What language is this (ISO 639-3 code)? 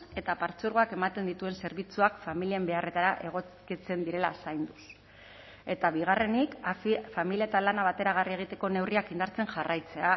eus